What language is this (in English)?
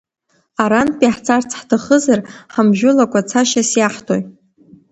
Abkhazian